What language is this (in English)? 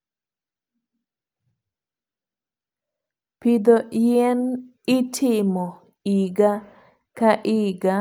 Luo (Kenya and Tanzania)